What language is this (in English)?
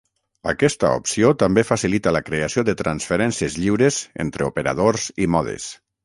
Catalan